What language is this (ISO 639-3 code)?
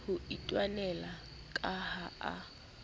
sot